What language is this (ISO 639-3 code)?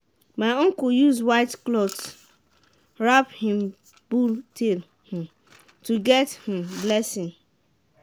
pcm